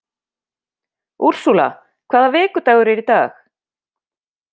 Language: Icelandic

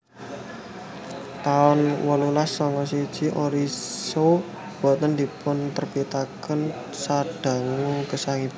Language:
Javanese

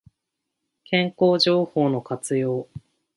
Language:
Japanese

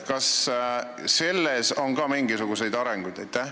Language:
Estonian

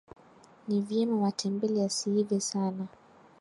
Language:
Swahili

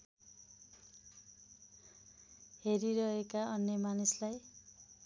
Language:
Nepali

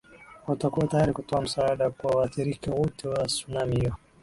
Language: Swahili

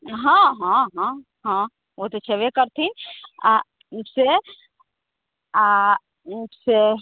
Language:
Maithili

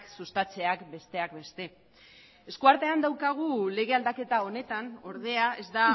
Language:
Basque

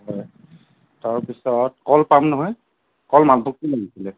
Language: Assamese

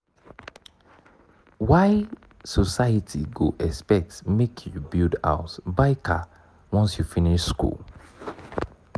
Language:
Nigerian Pidgin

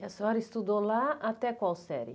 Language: Portuguese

